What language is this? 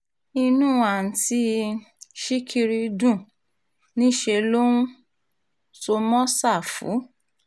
Yoruba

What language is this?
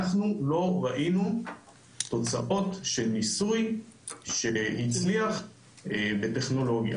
Hebrew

